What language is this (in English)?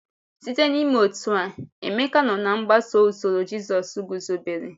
Igbo